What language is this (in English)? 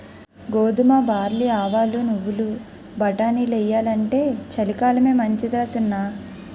Telugu